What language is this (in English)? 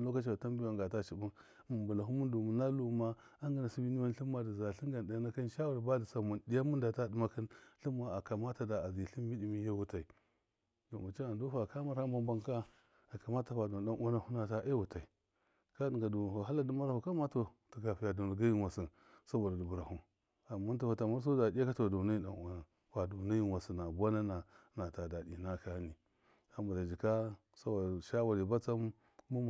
Miya